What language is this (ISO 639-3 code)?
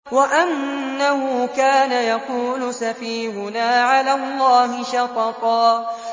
ara